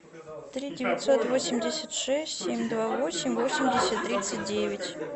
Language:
Russian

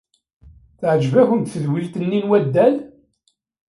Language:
Kabyle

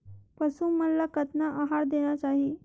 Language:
Chhattisgarhi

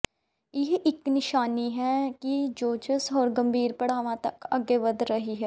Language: Punjabi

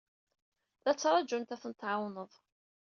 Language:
Kabyle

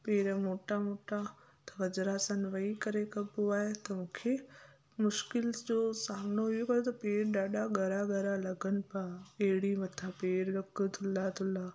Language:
Sindhi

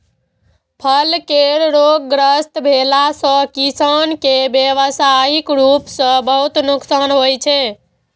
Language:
Maithili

